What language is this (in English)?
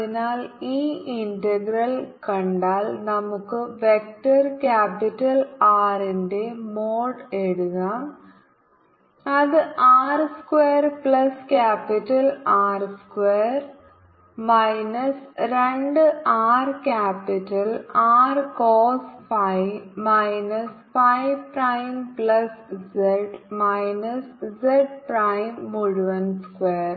Malayalam